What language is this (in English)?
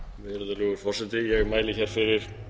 Icelandic